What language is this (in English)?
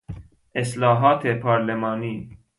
Persian